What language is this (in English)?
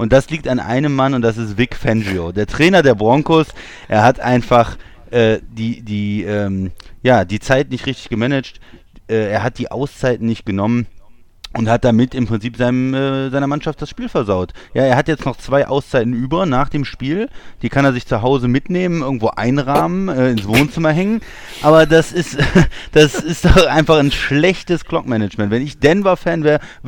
German